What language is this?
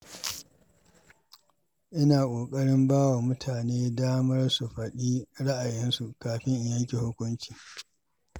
Hausa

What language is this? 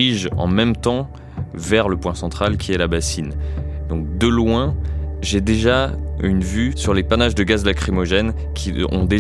French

